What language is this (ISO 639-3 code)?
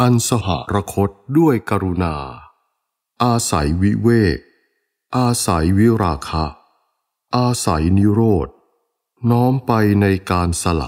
tha